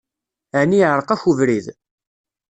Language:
Kabyle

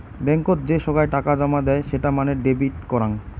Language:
Bangla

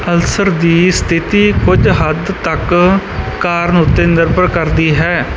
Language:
Punjabi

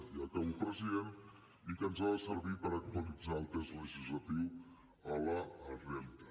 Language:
Catalan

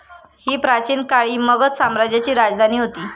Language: Marathi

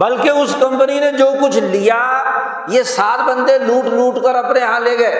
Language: Urdu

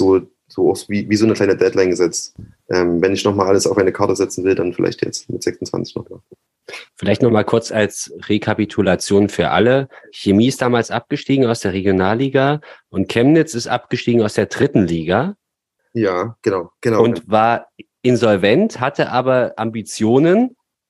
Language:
German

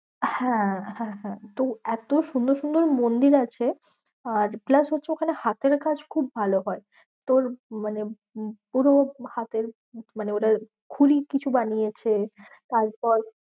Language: Bangla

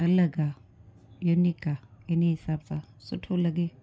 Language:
Sindhi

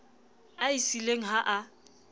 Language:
Southern Sotho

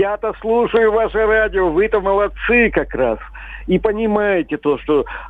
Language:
Russian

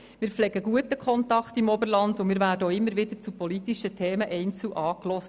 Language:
Swiss German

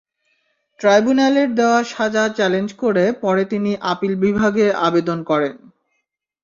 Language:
Bangla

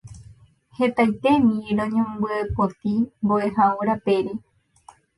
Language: Guarani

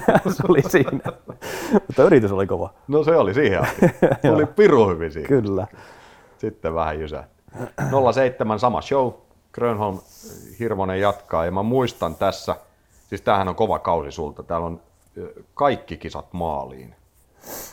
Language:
Finnish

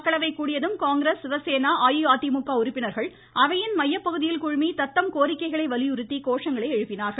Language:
Tamil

